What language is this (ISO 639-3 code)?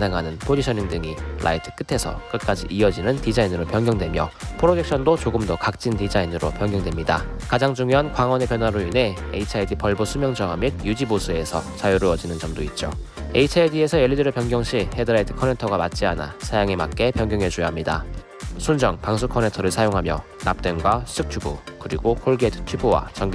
kor